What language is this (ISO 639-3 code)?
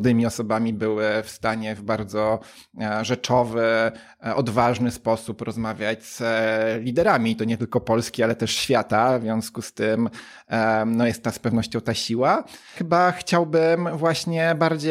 pol